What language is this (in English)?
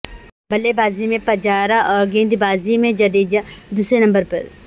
Urdu